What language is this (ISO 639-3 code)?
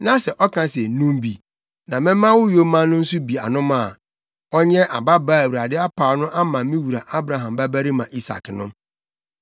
aka